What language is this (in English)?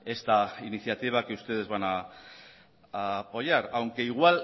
Spanish